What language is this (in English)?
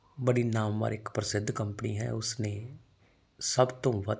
Punjabi